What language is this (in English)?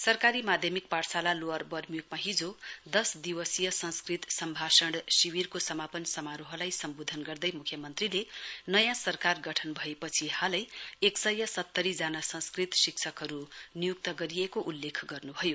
Nepali